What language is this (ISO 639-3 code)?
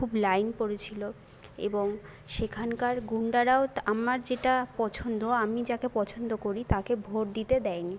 ben